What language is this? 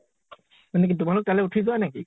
Assamese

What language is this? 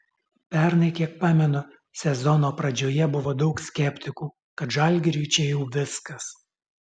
Lithuanian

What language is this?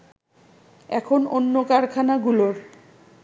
Bangla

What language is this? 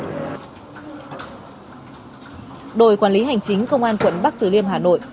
Vietnamese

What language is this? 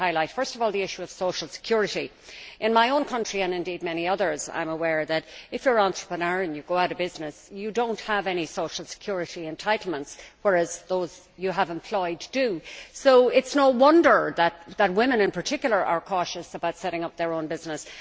English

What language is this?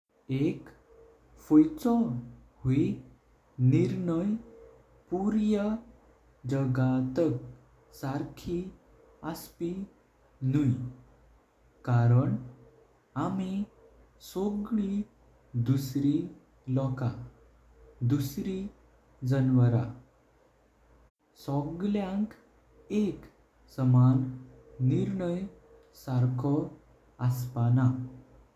Konkani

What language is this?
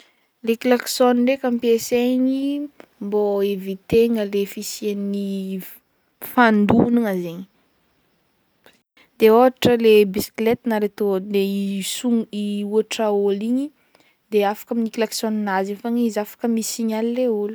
Northern Betsimisaraka Malagasy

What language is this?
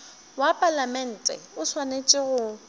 Northern Sotho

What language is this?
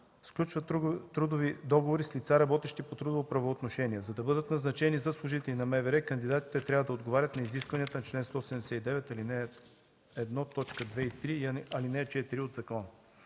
Bulgarian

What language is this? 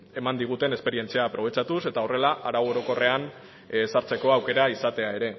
Basque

